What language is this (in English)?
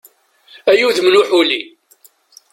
Kabyle